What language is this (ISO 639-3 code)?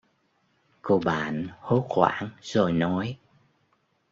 vie